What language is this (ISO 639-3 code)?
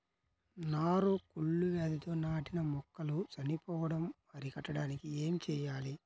tel